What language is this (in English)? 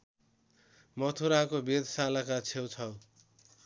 Nepali